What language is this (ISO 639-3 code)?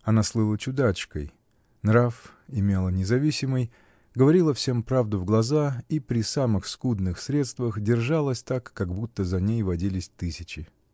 rus